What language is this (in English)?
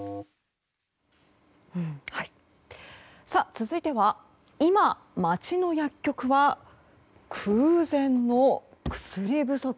Japanese